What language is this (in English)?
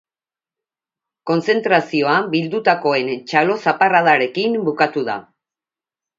Basque